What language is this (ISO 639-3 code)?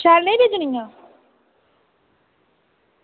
doi